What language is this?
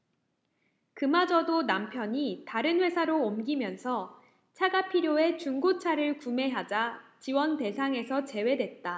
Korean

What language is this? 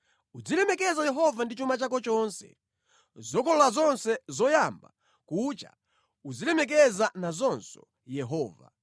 Nyanja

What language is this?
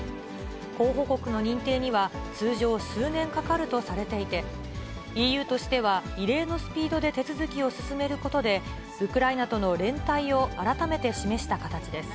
Japanese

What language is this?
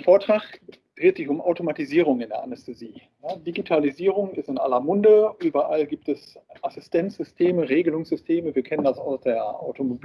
German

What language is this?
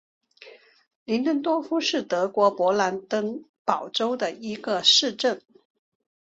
Chinese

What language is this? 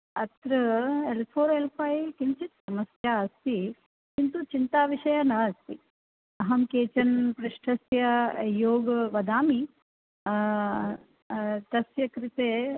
Sanskrit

